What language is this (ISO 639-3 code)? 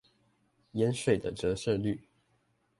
zho